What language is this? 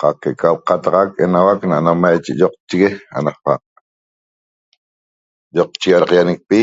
Toba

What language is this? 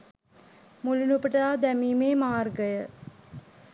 Sinhala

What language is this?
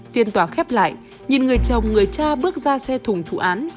Vietnamese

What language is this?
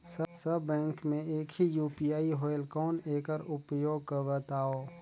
Chhattisgarhi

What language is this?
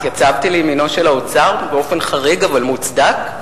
Hebrew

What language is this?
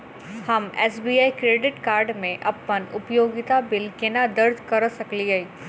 Maithili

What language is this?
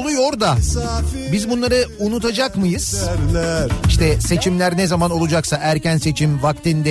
Turkish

